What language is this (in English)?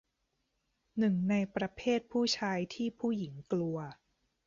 Thai